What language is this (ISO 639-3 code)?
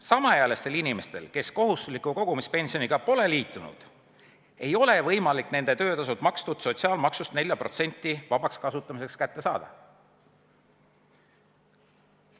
est